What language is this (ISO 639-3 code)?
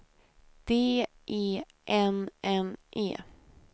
swe